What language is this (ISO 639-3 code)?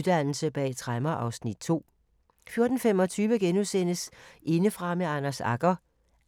dan